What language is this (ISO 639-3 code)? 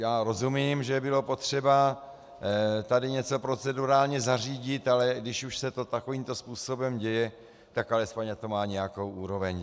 ces